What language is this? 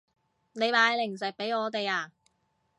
Cantonese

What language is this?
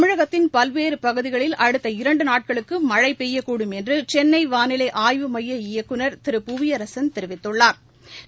Tamil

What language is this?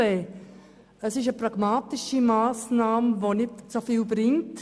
Swiss German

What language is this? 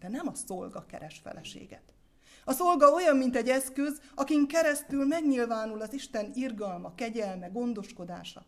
Hungarian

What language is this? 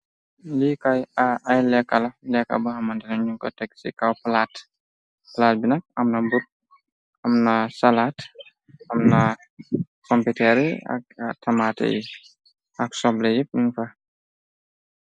Wolof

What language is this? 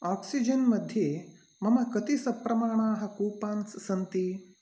Sanskrit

